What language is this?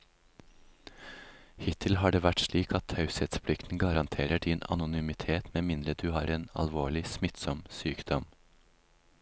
Norwegian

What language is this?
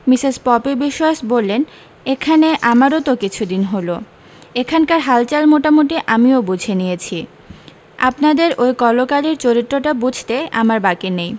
Bangla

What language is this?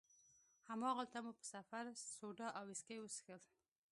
Pashto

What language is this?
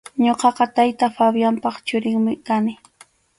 Arequipa-La Unión Quechua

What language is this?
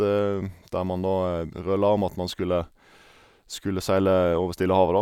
Norwegian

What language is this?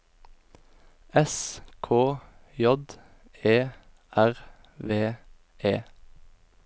Norwegian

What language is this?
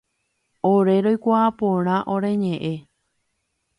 Guarani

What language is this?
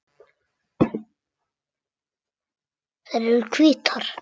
Icelandic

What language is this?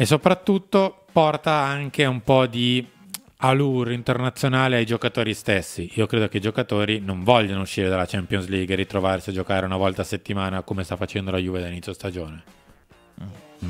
Italian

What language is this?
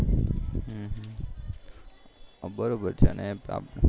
Gujarati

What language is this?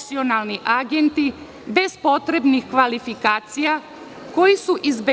Serbian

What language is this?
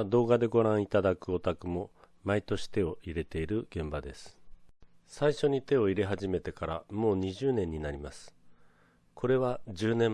Japanese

